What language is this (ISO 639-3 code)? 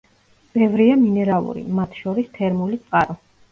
kat